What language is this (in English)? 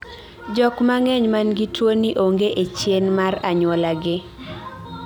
Luo (Kenya and Tanzania)